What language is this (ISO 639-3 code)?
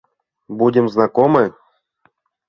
chm